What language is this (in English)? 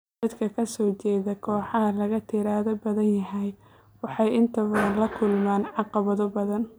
Somali